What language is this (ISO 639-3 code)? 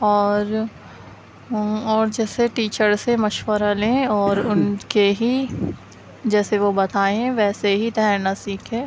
urd